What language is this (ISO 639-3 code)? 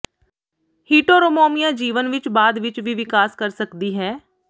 pan